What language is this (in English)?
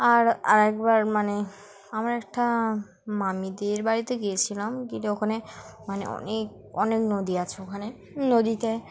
Bangla